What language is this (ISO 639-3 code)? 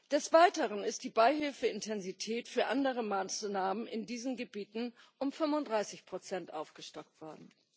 deu